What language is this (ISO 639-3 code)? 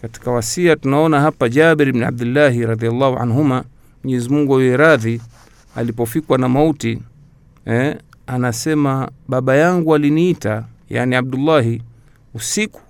swa